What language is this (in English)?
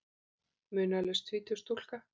Icelandic